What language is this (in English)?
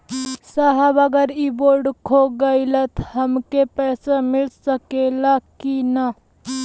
Bhojpuri